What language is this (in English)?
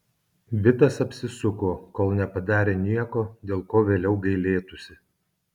Lithuanian